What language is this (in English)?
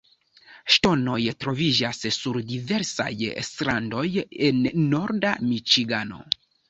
Esperanto